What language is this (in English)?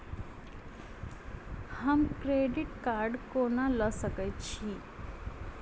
Maithili